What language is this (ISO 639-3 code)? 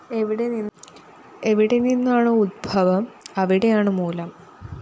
mal